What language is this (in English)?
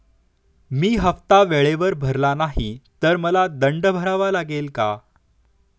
Marathi